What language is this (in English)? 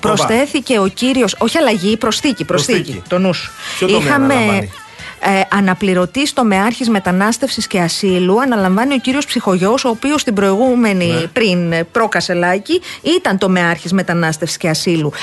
Greek